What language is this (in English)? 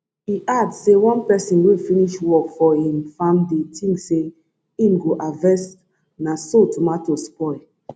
Nigerian Pidgin